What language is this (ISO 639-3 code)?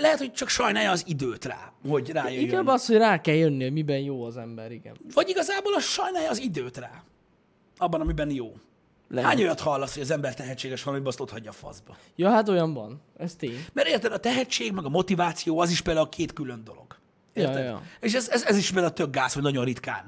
hun